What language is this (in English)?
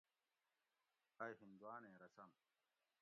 Gawri